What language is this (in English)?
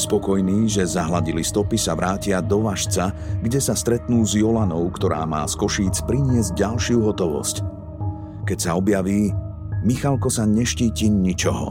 Slovak